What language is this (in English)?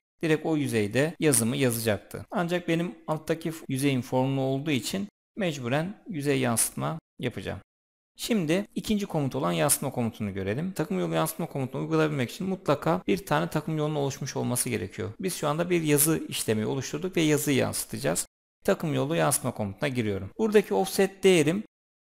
Turkish